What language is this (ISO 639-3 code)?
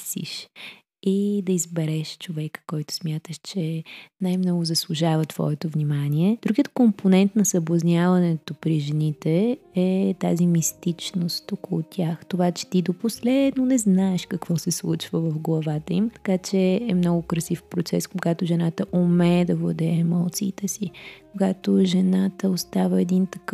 bul